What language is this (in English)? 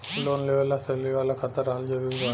Bhojpuri